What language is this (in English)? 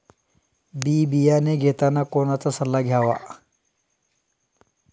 Marathi